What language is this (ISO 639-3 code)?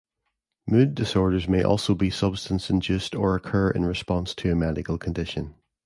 eng